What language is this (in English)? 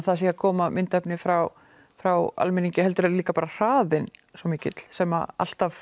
Icelandic